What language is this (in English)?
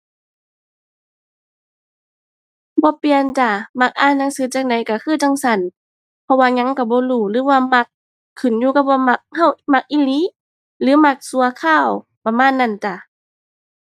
Thai